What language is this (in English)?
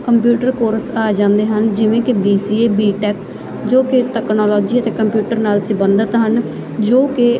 Punjabi